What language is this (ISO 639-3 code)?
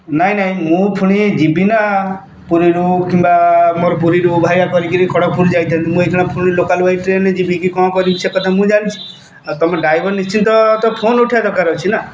ori